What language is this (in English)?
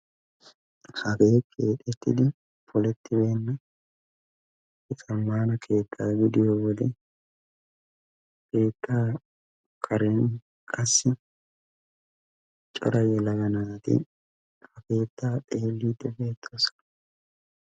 Wolaytta